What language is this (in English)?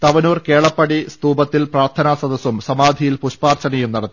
Malayalam